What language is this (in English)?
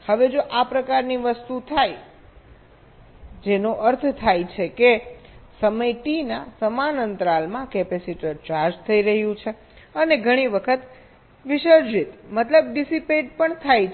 Gujarati